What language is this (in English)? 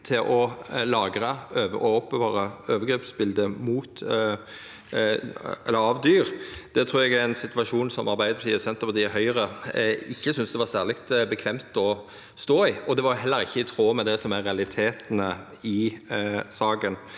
Norwegian